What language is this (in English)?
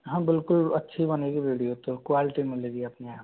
Hindi